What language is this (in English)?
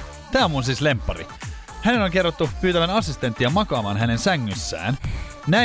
Finnish